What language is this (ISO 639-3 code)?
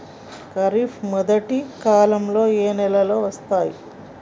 tel